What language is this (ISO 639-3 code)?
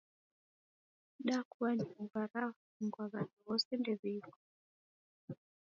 dav